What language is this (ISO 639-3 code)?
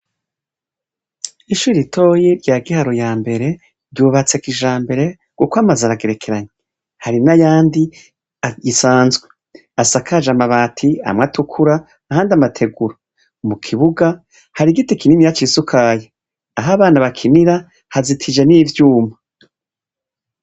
run